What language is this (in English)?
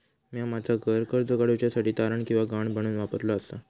Marathi